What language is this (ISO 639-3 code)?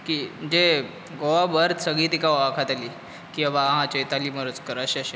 kok